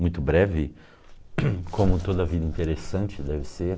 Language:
Portuguese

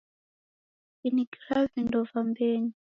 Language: Taita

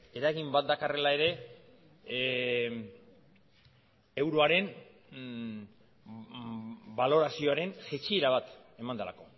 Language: Basque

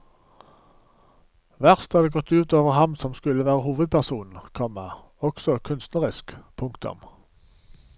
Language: Norwegian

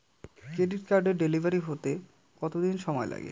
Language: Bangla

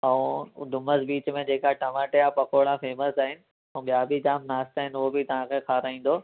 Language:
Sindhi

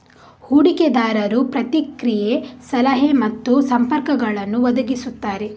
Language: Kannada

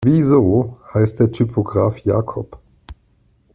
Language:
German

